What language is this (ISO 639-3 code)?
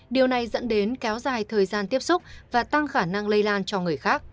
vie